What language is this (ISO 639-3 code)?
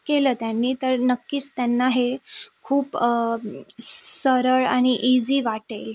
mar